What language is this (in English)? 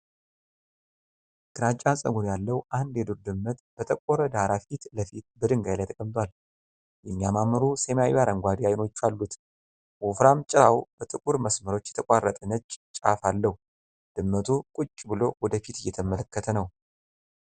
Amharic